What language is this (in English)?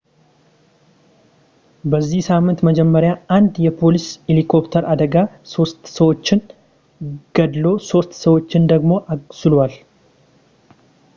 Amharic